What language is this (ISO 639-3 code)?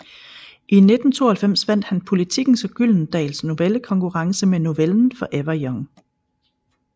dan